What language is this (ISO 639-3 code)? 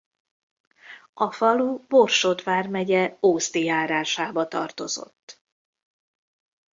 hun